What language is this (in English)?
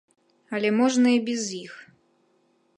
Belarusian